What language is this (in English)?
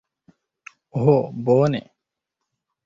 Esperanto